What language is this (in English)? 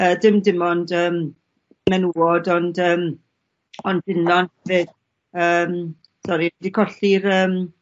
Welsh